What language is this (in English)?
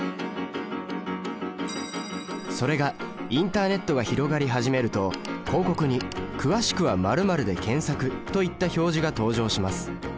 Japanese